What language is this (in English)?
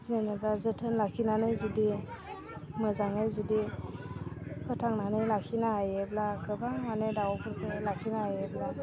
Bodo